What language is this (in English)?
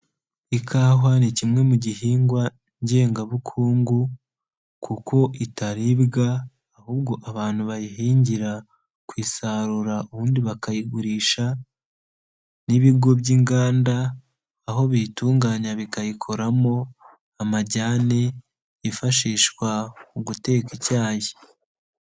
Kinyarwanda